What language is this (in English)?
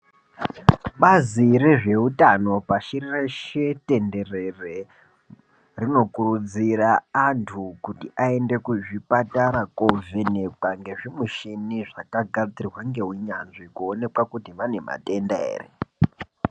Ndau